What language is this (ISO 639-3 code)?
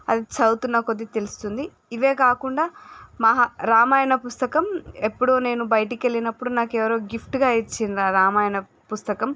tel